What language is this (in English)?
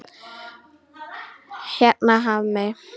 Icelandic